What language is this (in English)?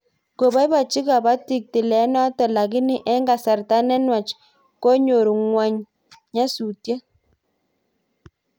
Kalenjin